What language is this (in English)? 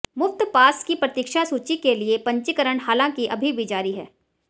Hindi